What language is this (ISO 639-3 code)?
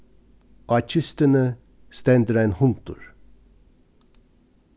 fao